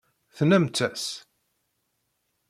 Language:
Kabyle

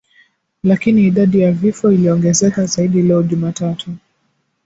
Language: Swahili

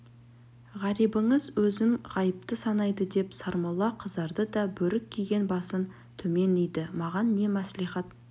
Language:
Kazakh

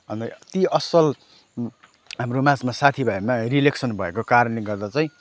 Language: Nepali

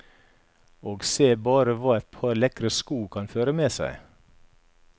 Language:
Norwegian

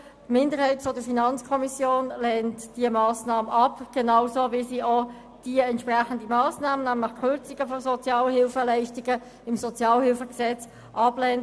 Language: Swiss German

